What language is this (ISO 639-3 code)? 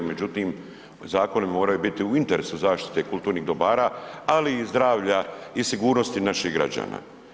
hrv